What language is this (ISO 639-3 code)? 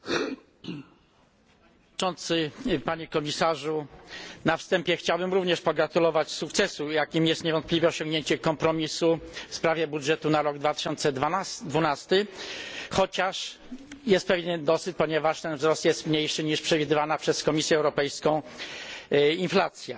pol